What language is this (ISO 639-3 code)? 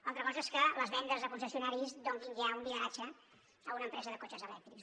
cat